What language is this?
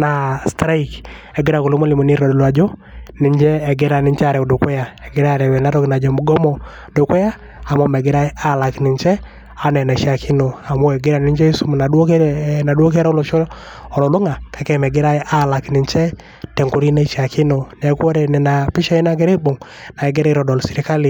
Masai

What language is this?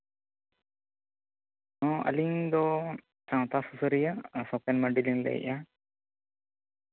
Santali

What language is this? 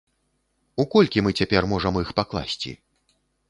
Belarusian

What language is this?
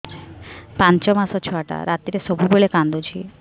Odia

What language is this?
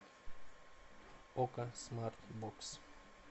Russian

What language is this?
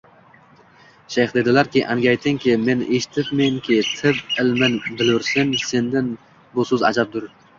Uzbek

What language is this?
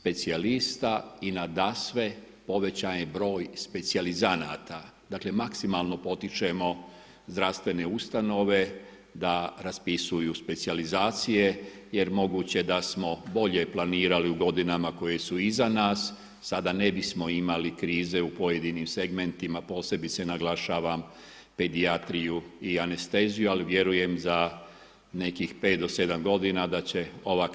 Croatian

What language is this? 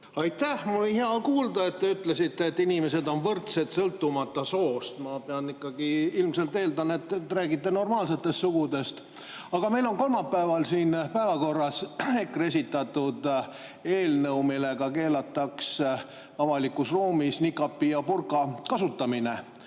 Estonian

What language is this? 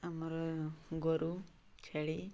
Odia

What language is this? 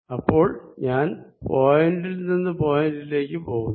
Malayalam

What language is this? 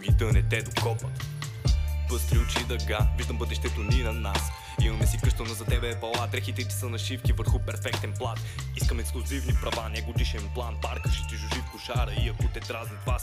Bulgarian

